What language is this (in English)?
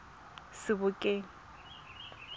Tswana